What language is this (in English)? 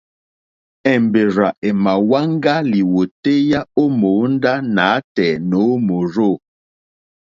Mokpwe